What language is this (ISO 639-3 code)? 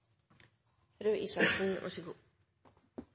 nob